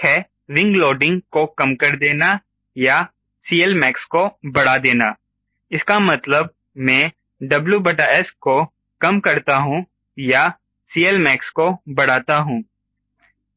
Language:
Hindi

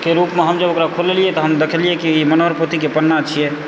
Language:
Maithili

